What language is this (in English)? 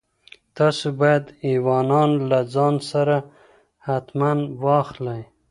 Pashto